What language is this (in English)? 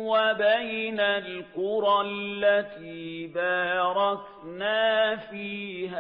Arabic